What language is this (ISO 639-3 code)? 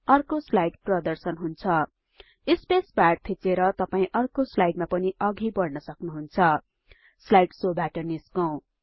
nep